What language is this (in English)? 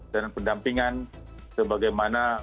Indonesian